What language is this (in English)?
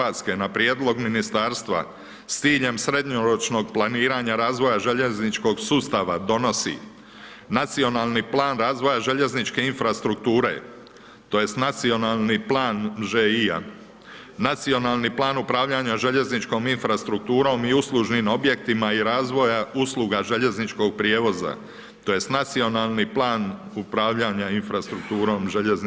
Croatian